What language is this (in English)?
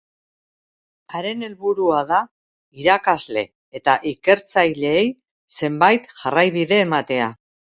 Basque